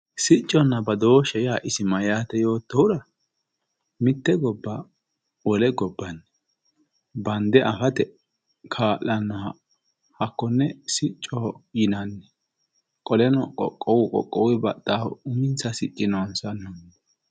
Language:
Sidamo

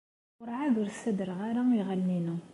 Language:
Kabyle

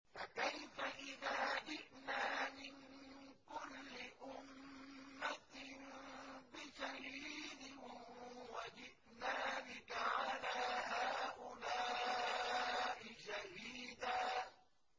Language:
Arabic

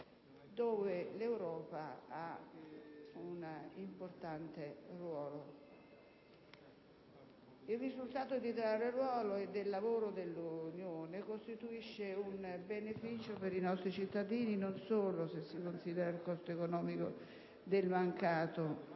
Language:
Italian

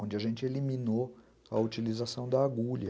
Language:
Portuguese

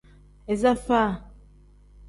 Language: Tem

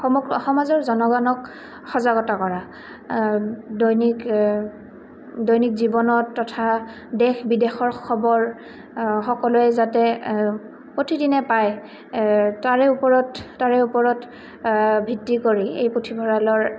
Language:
Assamese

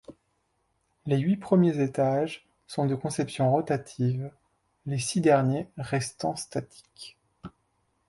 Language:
French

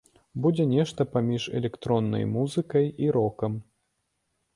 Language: Belarusian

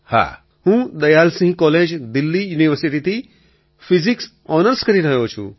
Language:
Gujarati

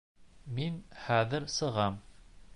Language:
Bashkir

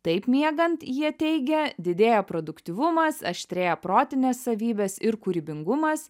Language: Lithuanian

